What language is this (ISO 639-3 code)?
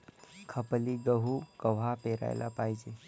mar